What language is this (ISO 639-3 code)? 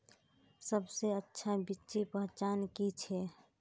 mag